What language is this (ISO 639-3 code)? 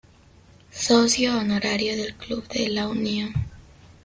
spa